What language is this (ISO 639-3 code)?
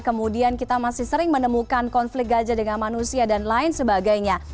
ind